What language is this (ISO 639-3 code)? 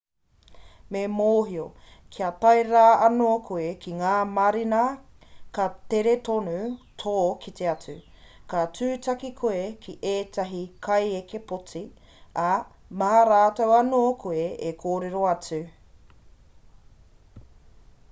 mri